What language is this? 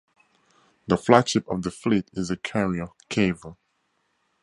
English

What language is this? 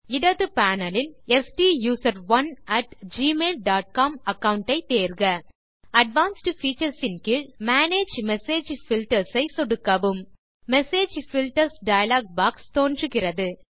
Tamil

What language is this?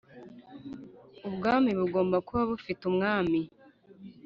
Kinyarwanda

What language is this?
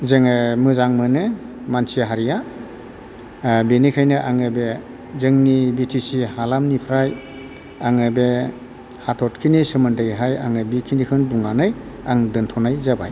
Bodo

